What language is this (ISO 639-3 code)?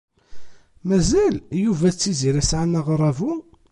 kab